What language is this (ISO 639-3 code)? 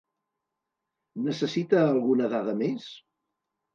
cat